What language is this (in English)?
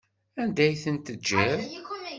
Kabyle